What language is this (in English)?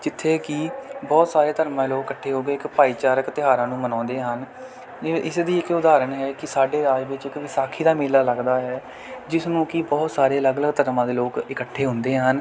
Punjabi